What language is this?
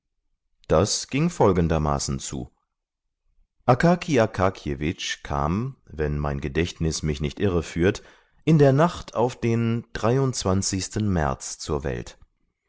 German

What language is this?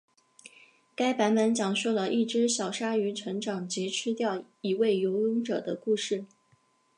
Chinese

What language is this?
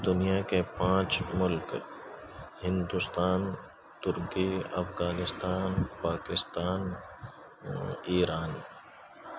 Urdu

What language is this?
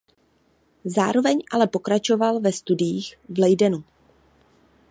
Czech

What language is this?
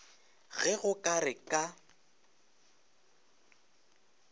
Northern Sotho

